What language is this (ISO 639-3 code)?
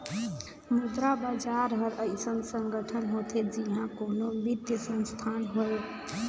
hne